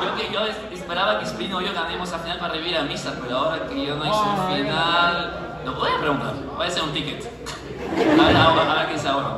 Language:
Spanish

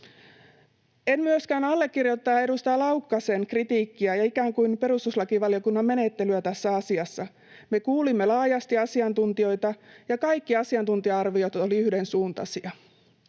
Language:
Finnish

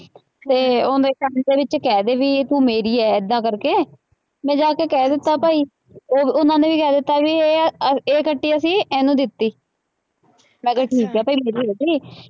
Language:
Punjabi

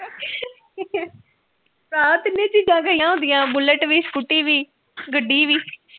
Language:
Punjabi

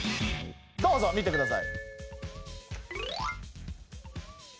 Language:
Japanese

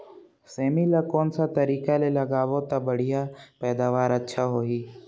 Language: Chhattisgarhi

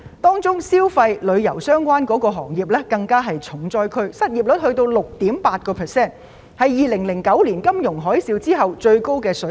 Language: Cantonese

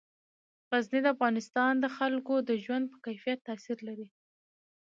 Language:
Pashto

